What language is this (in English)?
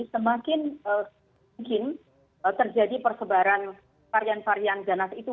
Indonesian